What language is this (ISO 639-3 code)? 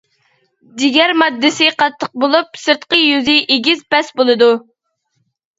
uig